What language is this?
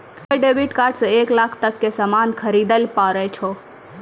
Maithili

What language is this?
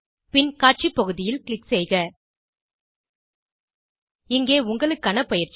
Tamil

